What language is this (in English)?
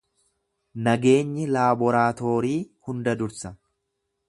Oromo